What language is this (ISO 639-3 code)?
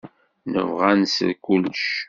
kab